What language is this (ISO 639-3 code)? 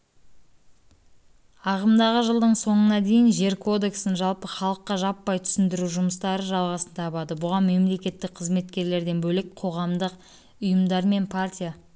kaz